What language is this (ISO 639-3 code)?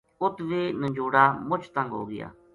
gju